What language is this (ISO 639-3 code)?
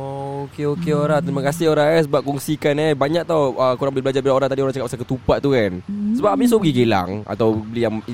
msa